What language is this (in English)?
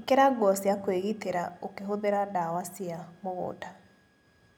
Kikuyu